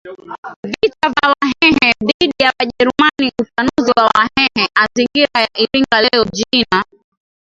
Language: Swahili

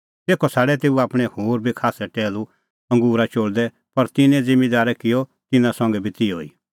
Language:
Kullu Pahari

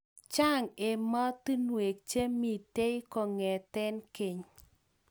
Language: Kalenjin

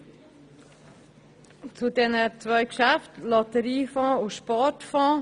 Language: Swiss German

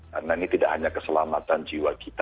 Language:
Indonesian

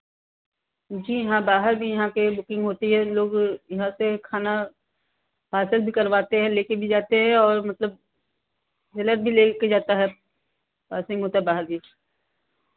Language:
Hindi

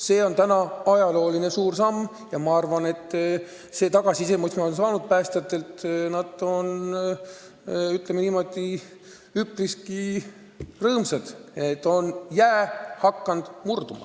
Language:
Estonian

